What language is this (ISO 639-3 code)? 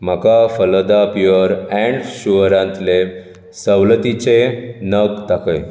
kok